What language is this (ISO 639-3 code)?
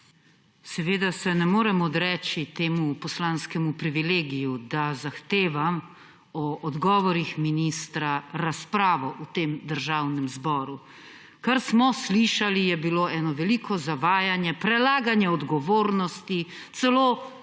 slv